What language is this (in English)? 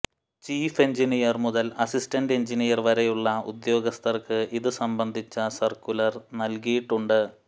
Malayalam